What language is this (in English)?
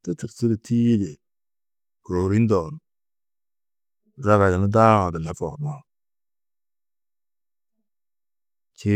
Tedaga